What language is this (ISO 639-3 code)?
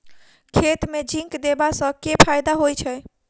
mai